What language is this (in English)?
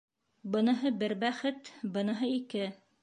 Bashkir